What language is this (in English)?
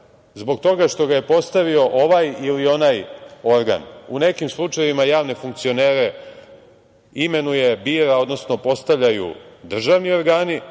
Serbian